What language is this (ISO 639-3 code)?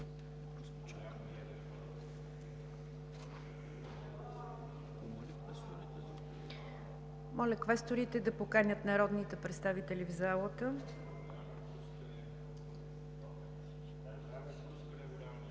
bul